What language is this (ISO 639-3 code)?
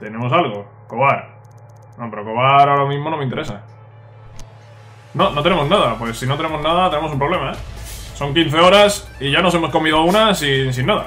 spa